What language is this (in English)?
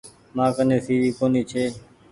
Goaria